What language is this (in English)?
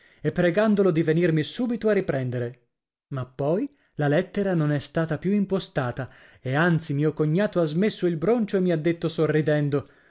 Italian